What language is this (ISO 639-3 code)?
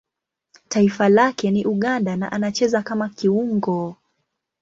swa